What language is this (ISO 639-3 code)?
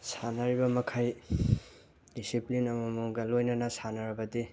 mni